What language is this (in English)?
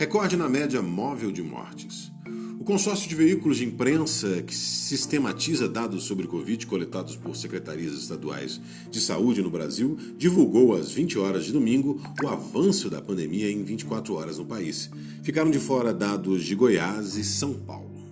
Portuguese